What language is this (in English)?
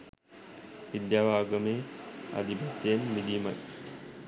Sinhala